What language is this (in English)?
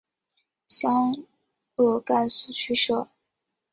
Chinese